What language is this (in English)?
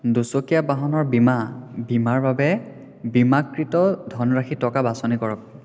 Assamese